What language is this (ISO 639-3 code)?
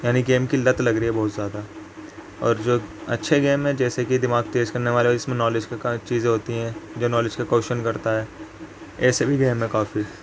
urd